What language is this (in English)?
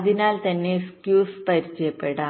Malayalam